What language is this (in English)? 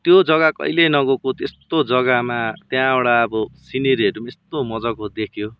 Nepali